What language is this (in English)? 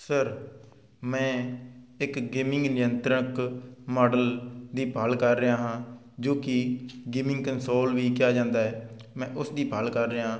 Punjabi